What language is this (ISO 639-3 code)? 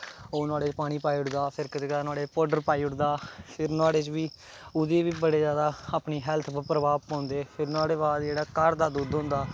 doi